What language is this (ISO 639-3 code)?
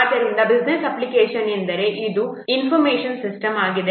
kan